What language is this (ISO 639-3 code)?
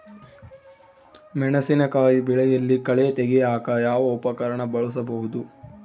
kan